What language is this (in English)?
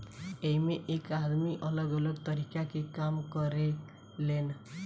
Bhojpuri